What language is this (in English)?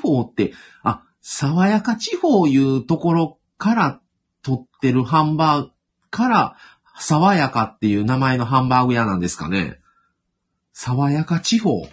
Japanese